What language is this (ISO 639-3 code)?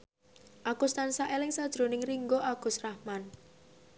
jav